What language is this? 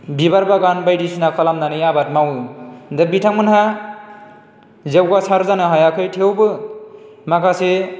Bodo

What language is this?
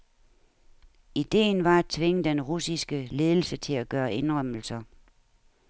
Danish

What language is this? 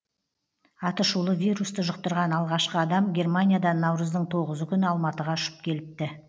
Kazakh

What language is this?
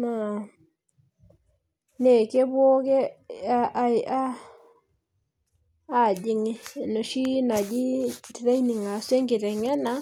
Masai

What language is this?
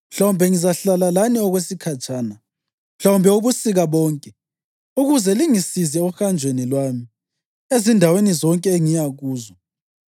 North Ndebele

